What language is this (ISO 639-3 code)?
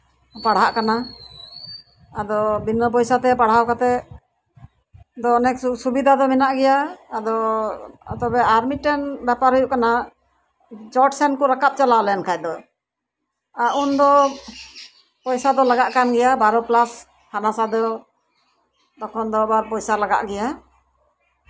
sat